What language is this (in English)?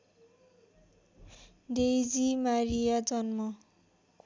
Nepali